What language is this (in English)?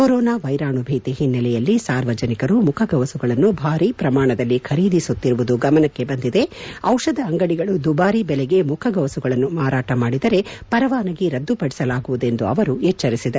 Kannada